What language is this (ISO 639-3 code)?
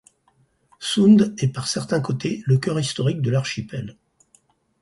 fra